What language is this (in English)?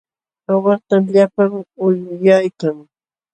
Jauja Wanca Quechua